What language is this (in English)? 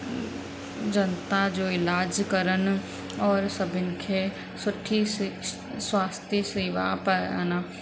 Sindhi